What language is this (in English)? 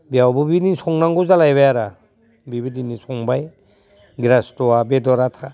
Bodo